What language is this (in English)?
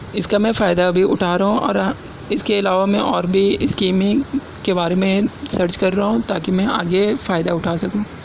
Urdu